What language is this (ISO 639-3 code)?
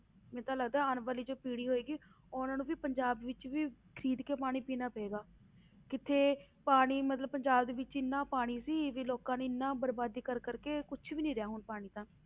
pan